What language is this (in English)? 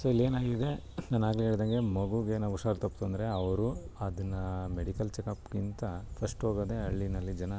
Kannada